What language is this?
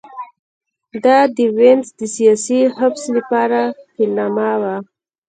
Pashto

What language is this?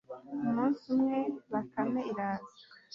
Kinyarwanda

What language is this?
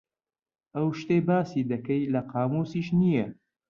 Central Kurdish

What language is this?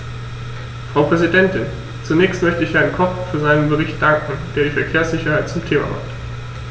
German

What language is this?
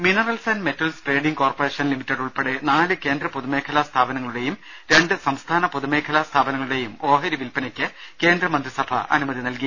Malayalam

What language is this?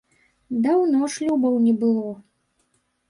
Belarusian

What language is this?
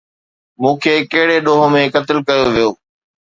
Sindhi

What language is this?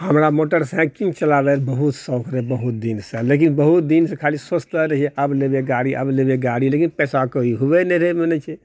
Maithili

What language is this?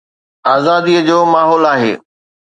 Sindhi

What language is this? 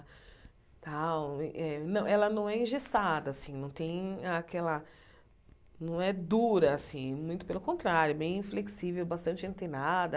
Portuguese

